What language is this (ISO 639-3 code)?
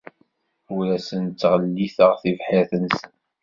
kab